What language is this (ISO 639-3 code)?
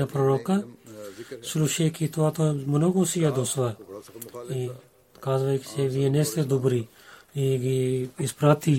bul